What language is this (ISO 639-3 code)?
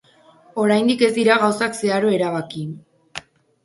eus